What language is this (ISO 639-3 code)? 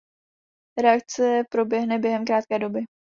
ces